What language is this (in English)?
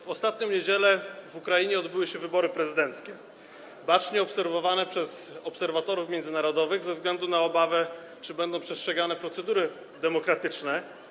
Polish